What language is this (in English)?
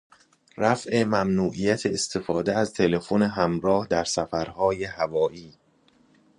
Persian